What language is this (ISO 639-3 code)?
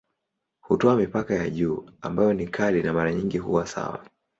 swa